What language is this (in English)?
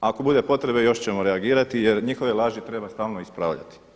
Croatian